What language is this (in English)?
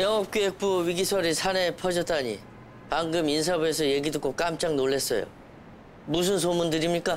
Korean